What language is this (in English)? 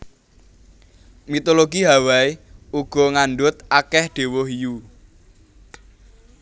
Javanese